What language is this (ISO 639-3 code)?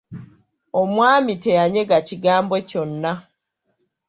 lug